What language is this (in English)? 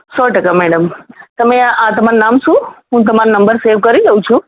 Gujarati